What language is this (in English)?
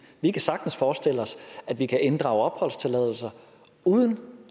Danish